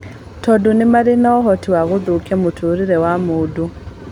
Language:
Kikuyu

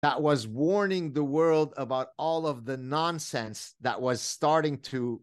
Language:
Hebrew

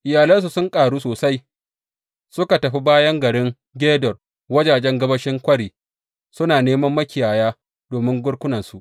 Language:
Hausa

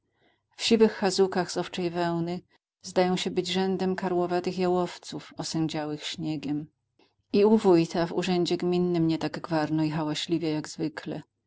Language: Polish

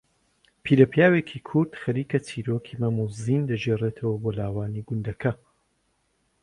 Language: Central Kurdish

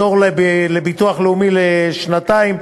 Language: Hebrew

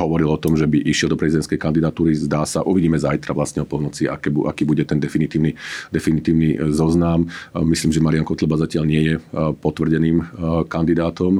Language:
Slovak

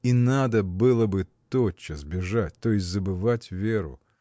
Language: Russian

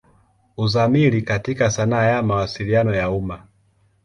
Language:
Swahili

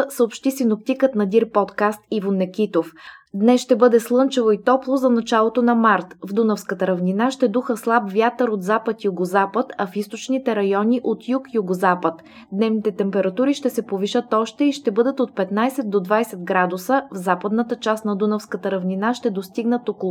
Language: Bulgarian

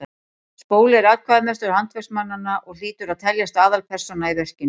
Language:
Icelandic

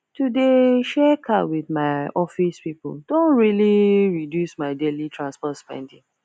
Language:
Nigerian Pidgin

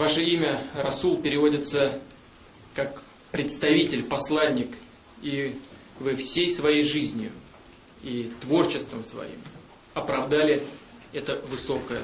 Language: Russian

